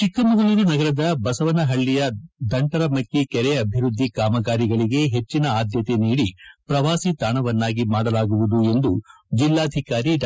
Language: Kannada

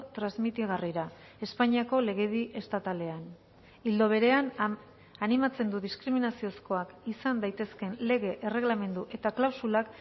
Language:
Basque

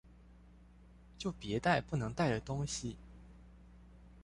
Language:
Chinese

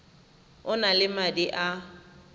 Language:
Tswana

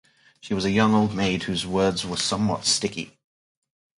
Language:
English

